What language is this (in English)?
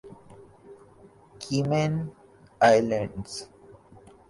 Urdu